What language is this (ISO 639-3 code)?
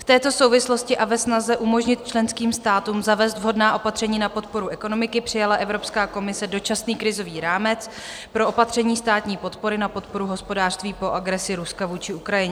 ces